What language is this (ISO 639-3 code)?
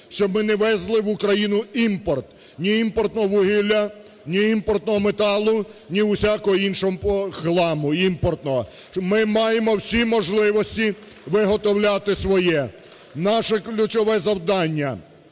ukr